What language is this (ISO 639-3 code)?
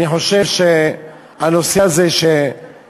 heb